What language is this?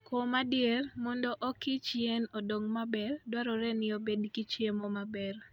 Luo (Kenya and Tanzania)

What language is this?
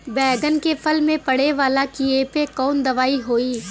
Bhojpuri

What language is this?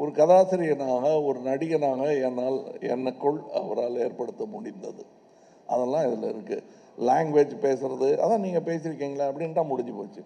Tamil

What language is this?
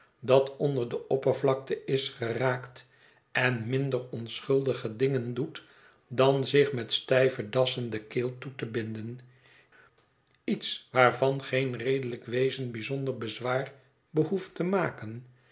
Dutch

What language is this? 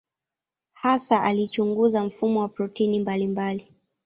Swahili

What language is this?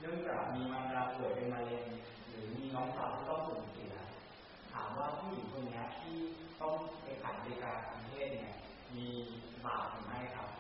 Thai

